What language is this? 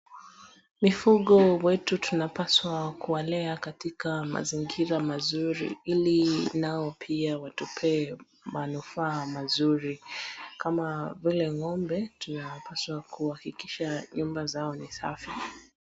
Swahili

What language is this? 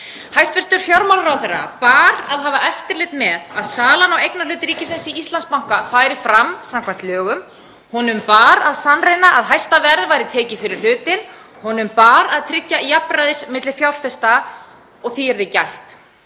Icelandic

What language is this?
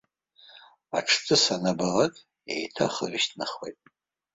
Abkhazian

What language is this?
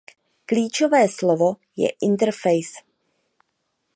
Czech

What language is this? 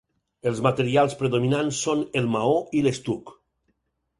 Catalan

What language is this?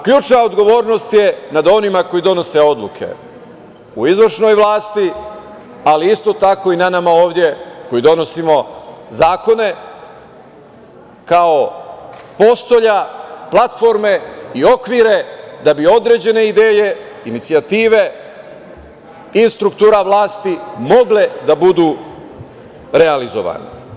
Serbian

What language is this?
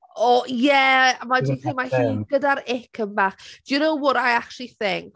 Welsh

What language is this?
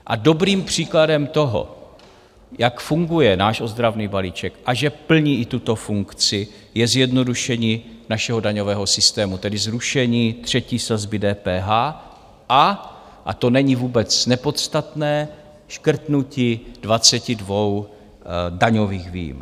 Czech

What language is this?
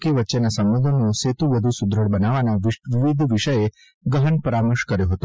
Gujarati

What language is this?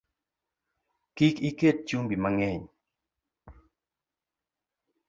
Luo (Kenya and Tanzania)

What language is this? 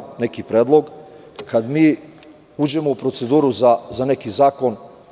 Serbian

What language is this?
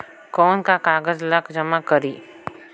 Chhattisgarhi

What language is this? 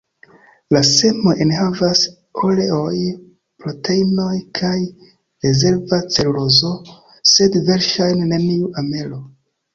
Esperanto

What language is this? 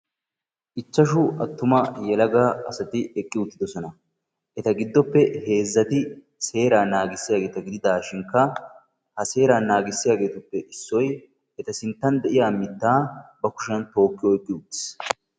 Wolaytta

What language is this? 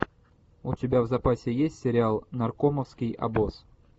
Russian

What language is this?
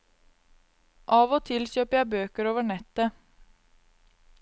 Norwegian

